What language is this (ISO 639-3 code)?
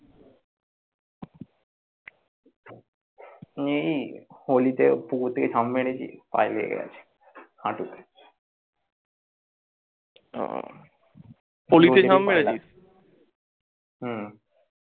ben